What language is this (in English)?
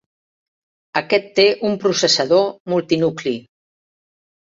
Catalan